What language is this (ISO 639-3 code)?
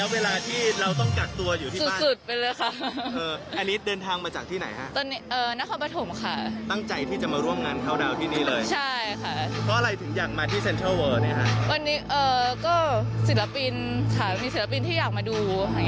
tha